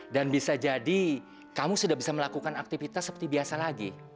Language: Indonesian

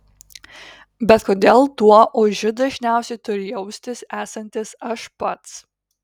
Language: Lithuanian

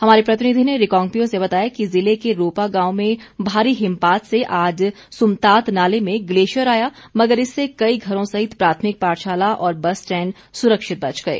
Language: Hindi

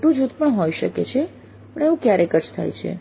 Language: Gujarati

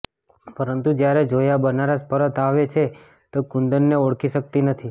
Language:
Gujarati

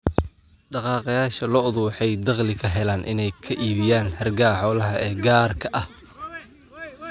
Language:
Somali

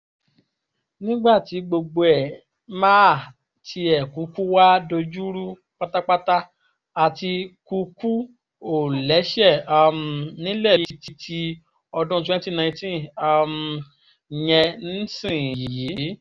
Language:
Yoruba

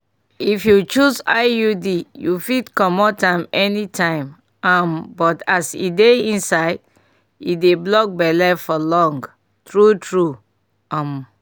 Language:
Nigerian Pidgin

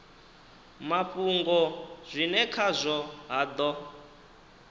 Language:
Venda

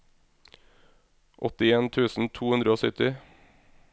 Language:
Norwegian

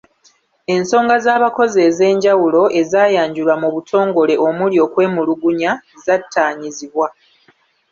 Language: Ganda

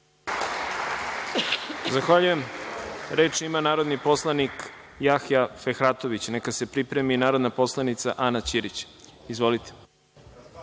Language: Serbian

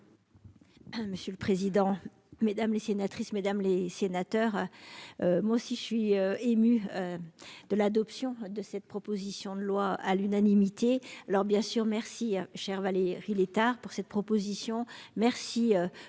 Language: French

